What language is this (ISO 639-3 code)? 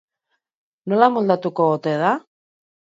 eus